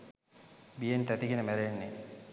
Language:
Sinhala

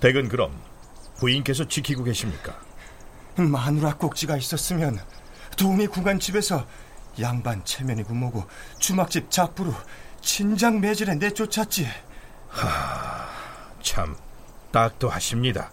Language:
Korean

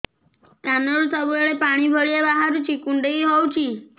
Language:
Odia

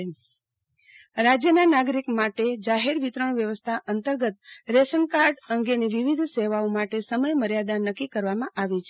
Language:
Gujarati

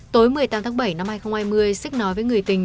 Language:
Vietnamese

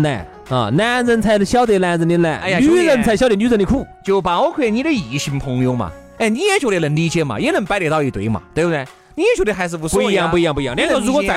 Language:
Chinese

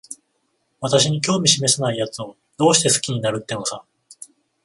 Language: Japanese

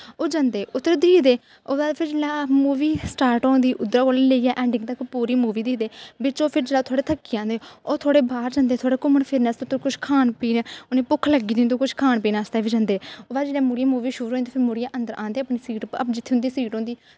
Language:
Dogri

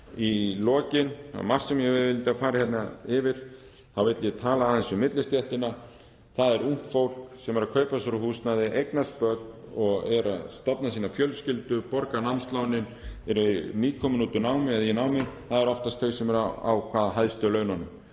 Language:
Icelandic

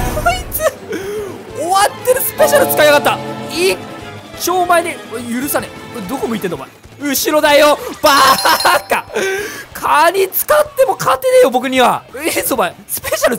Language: Japanese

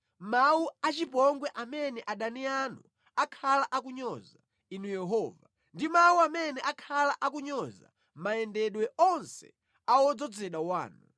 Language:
Nyanja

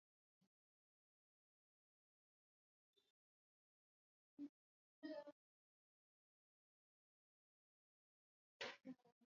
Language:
Swahili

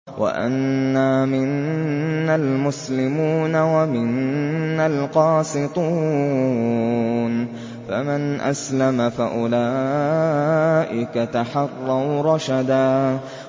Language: Arabic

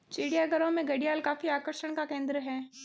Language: Hindi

